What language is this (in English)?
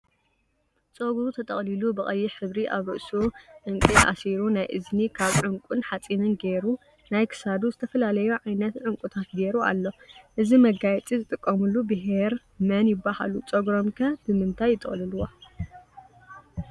Tigrinya